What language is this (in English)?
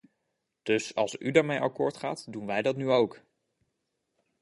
Dutch